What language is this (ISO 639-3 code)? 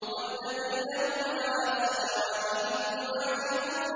ara